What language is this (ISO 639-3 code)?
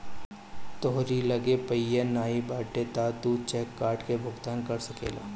bho